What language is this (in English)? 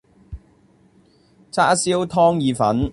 Cantonese